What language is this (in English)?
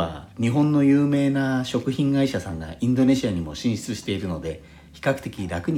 Japanese